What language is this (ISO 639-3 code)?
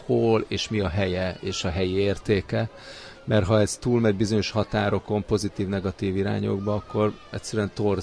hun